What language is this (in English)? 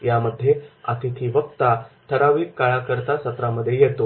Marathi